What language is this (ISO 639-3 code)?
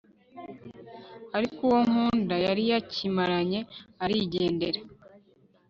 kin